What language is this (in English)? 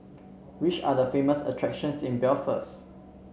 English